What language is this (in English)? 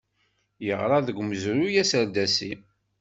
Kabyle